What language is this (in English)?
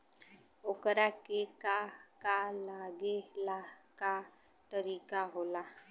Bhojpuri